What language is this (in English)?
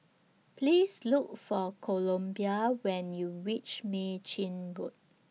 English